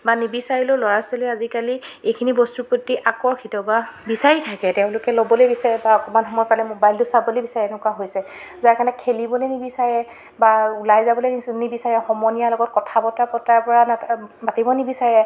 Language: Assamese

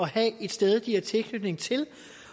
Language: Danish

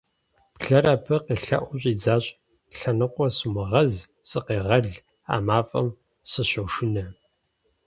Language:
Kabardian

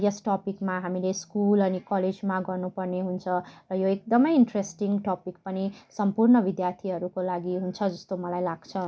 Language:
Nepali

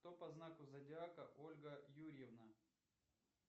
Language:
Russian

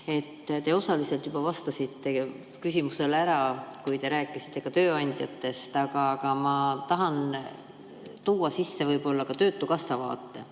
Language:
Estonian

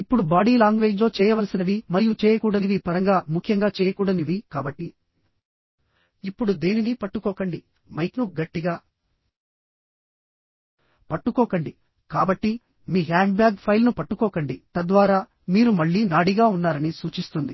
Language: Telugu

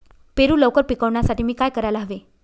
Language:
Marathi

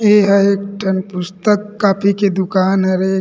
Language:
Chhattisgarhi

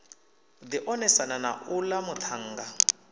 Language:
Venda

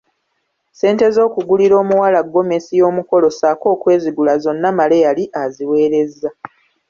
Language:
Ganda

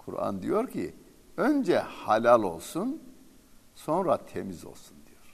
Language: Turkish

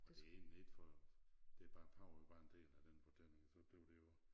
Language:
Danish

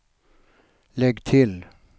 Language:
Swedish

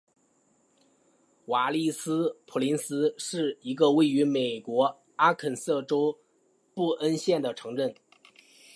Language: Chinese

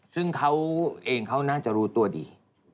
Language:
Thai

